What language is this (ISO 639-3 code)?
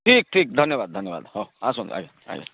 ori